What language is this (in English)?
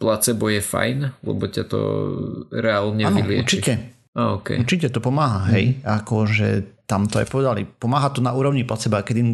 Slovak